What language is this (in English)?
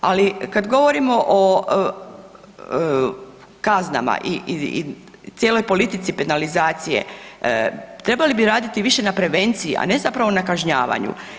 Croatian